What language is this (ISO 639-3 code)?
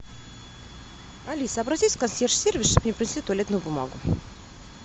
rus